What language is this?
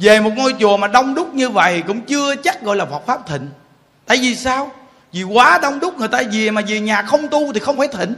Vietnamese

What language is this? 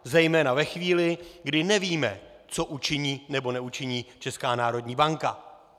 Czech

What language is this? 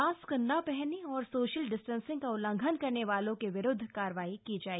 Hindi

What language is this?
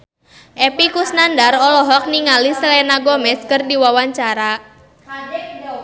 Sundanese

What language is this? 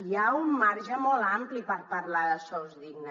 Catalan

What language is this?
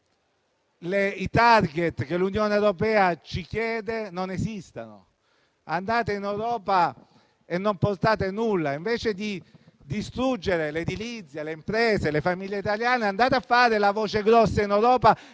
Italian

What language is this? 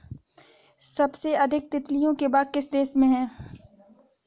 Hindi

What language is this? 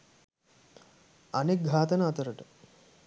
Sinhala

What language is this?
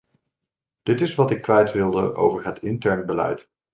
Dutch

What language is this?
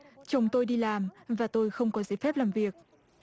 Vietnamese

